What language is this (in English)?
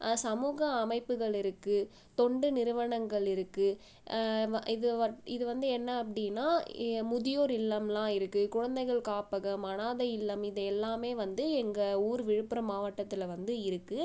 Tamil